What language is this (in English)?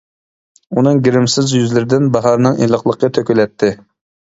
Uyghur